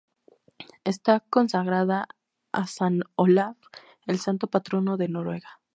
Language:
Spanish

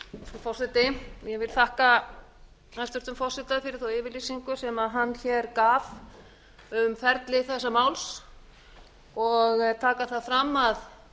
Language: Icelandic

